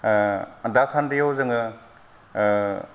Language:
Bodo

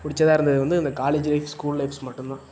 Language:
Tamil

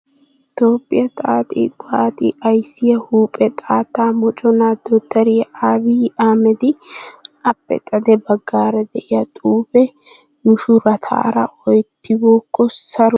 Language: Wolaytta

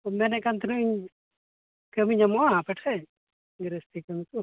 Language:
Santali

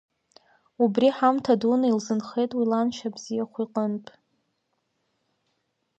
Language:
Abkhazian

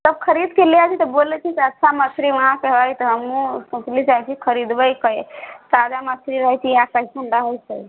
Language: Maithili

